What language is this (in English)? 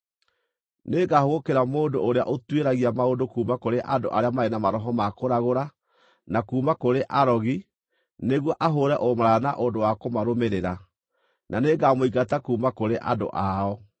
Kikuyu